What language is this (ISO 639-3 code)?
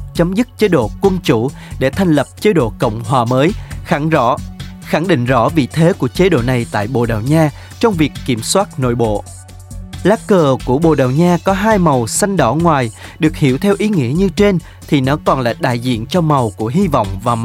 vie